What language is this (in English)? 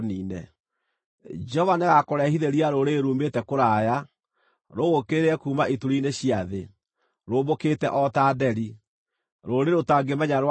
Kikuyu